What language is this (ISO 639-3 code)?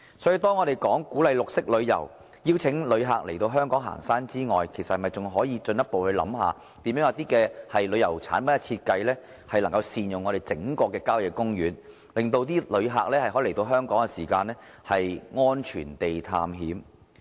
yue